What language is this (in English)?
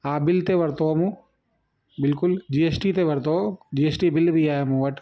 Sindhi